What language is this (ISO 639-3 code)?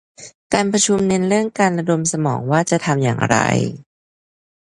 tha